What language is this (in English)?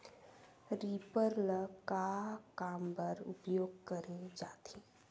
Chhattisgarhi